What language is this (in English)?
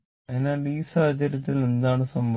Malayalam